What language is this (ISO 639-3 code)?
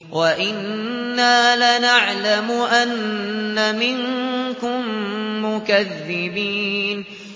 ara